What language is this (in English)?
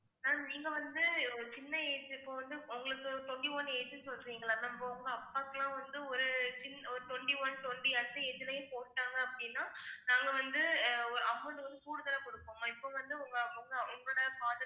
Tamil